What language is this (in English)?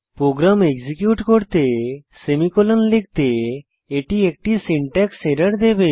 Bangla